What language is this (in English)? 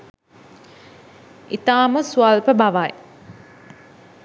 Sinhala